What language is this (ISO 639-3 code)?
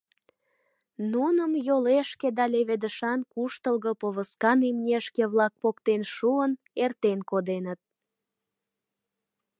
chm